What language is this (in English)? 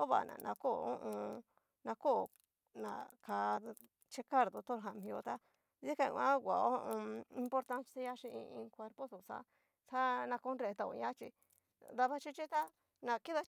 Cacaloxtepec Mixtec